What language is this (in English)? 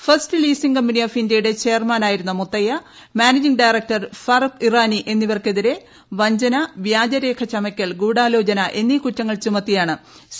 Malayalam